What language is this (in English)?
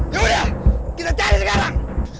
Indonesian